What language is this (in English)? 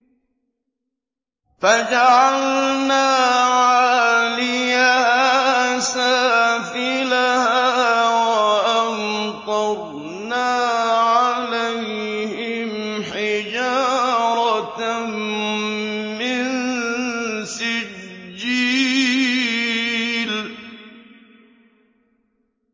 Arabic